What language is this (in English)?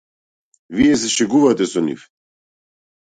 Macedonian